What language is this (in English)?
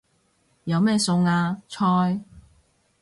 Cantonese